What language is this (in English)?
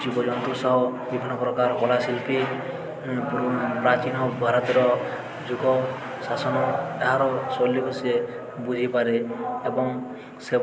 Odia